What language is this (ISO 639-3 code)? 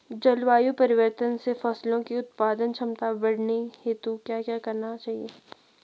hin